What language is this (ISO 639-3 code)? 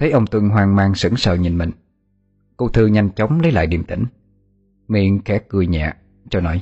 vie